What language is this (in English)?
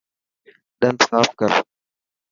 Dhatki